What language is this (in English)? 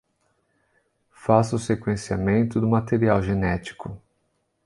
Portuguese